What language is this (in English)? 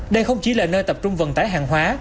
Vietnamese